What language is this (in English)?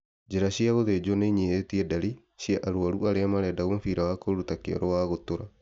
Kikuyu